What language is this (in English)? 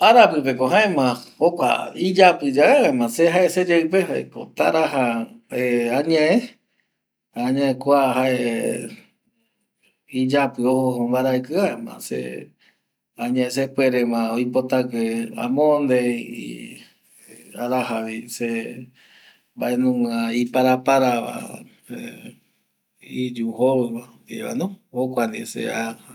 Eastern Bolivian Guaraní